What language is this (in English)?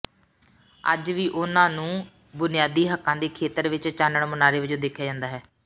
Punjabi